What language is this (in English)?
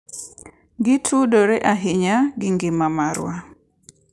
Luo (Kenya and Tanzania)